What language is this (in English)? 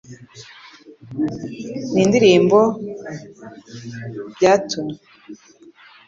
Kinyarwanda